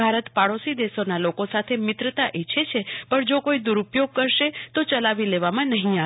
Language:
Gujarati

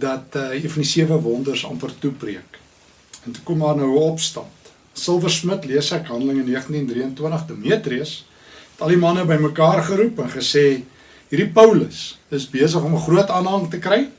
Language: Dutch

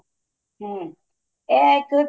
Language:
Punjabi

